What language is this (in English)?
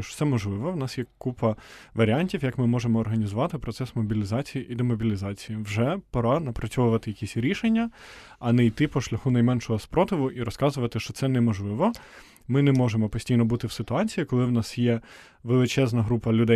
Ukrainian